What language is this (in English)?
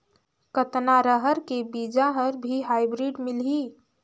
Chhattisgarhi